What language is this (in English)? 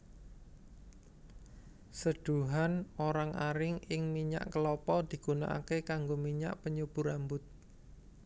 Javanese